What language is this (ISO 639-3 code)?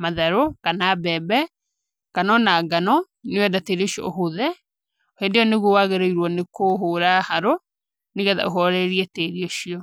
kik